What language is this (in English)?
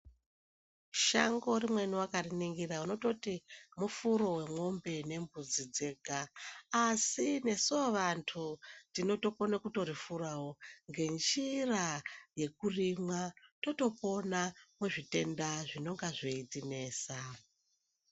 Ndau